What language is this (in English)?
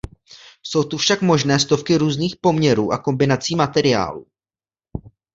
Czech